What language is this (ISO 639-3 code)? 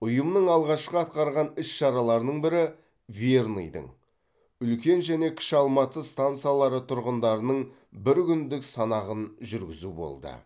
kaz